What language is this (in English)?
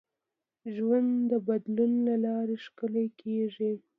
Pashto